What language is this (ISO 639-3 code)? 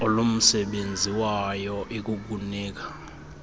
xho